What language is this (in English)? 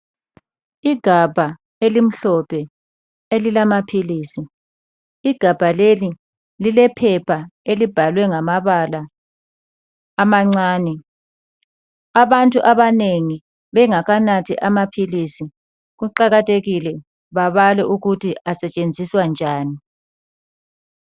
North Ndebele